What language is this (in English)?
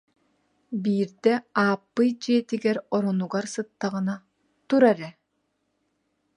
Yakut